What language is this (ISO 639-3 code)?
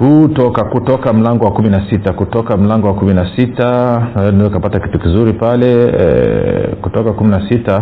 swa